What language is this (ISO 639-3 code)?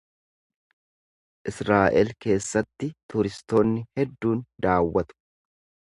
orm